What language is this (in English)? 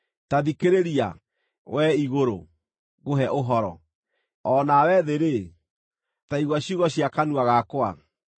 Kikuyu